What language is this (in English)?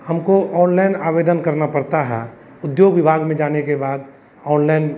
Hindi